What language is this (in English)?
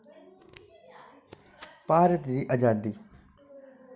Dogri